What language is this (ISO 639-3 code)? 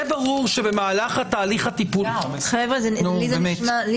heb